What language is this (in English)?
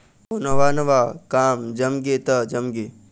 Chhattisgarhi